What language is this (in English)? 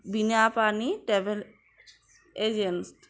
Bangla